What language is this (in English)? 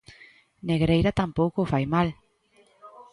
Galician